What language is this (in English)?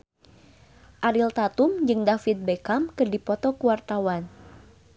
Sundanese